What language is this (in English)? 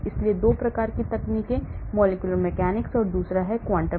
Hindi